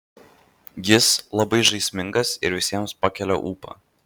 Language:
Lithuanian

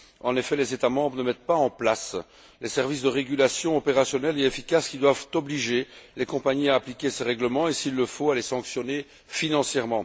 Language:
French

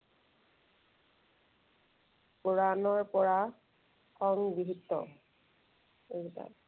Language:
Assamese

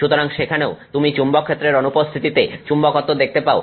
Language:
Bangla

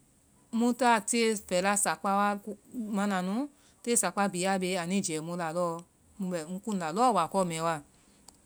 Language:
Vai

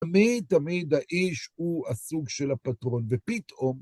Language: Hebrew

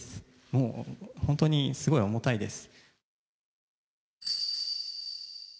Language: Japanese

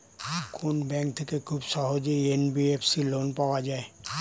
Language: Bangla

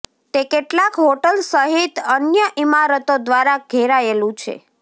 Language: Gujarati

